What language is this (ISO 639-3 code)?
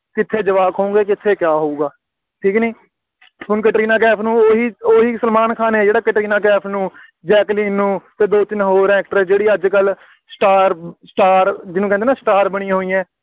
pan